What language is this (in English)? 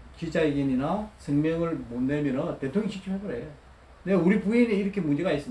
Korean